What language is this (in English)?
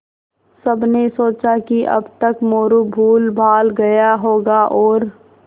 Hindi